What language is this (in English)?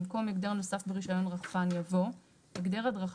Hebrew